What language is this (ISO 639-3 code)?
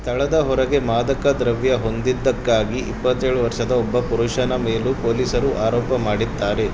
kan